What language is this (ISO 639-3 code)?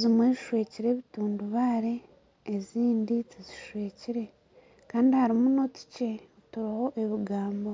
nyn